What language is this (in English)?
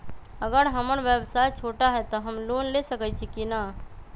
Magahi